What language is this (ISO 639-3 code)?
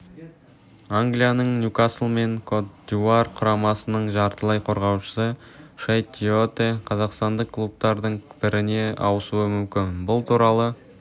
kaz